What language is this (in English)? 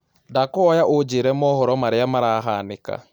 Kikuyu